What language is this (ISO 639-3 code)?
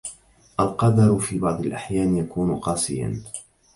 ara